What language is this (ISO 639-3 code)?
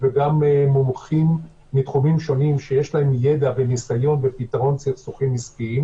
heb